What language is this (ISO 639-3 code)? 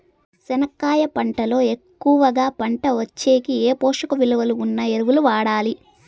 tel